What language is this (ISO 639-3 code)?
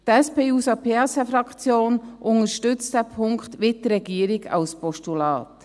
gsw